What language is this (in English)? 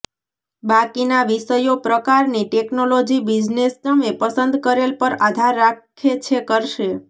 Gujarati